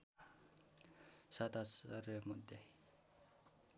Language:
Nepali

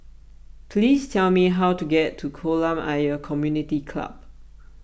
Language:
English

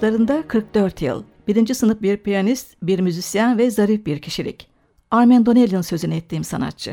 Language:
Turkish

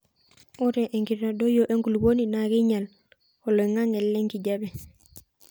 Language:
Masai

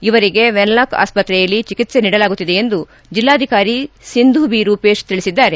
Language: Kannada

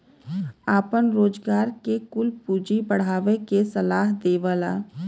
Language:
Bhojpuri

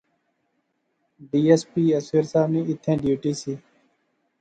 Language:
Pahari-Potwari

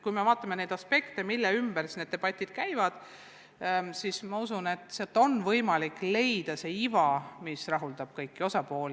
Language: Estonian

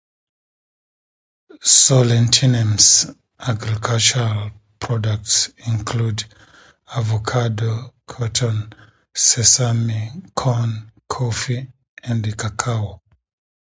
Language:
English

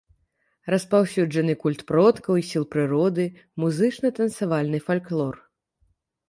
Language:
Belarusian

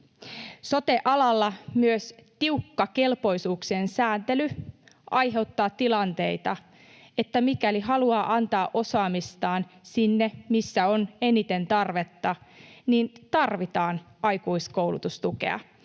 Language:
Finnish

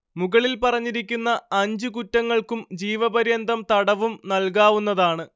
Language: Malayalam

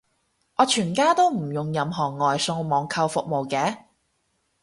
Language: Cantonese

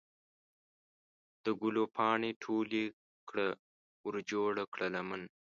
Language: Pashto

